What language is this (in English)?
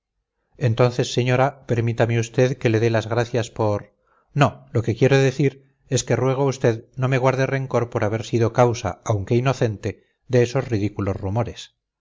Spanish